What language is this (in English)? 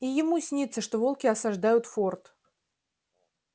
Russian